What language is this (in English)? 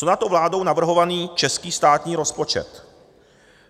Czech